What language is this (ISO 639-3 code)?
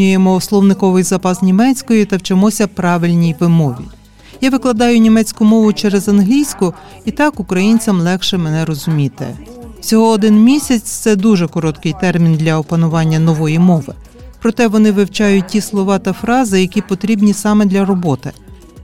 ukr